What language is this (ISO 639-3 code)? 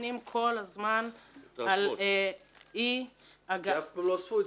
heb